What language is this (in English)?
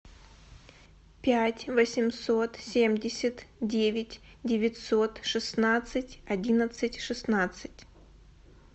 Russian